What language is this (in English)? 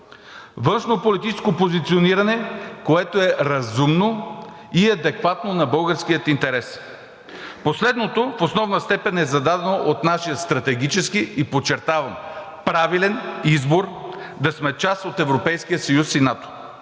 Bulgarian